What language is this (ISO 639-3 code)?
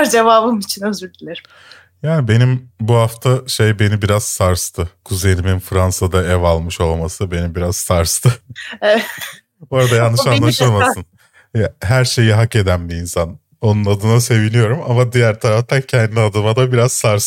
tur